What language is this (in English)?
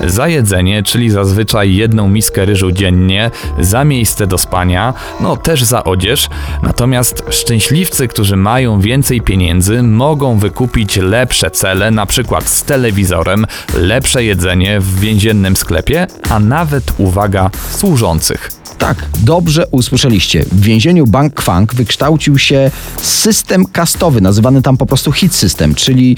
Polish